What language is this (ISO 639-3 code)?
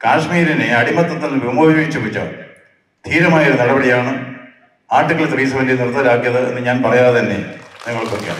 mal